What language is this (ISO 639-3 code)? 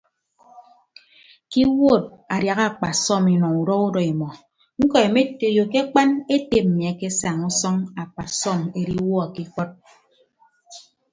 ibb